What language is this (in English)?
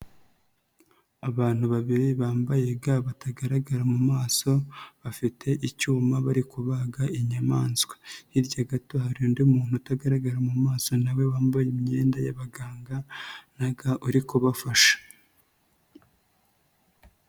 Kinyarwanda